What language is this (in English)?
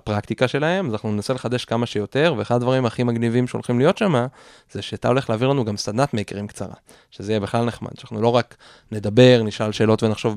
Hebrew